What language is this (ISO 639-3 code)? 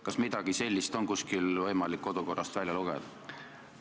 est